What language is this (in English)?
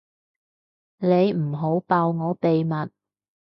Cantonese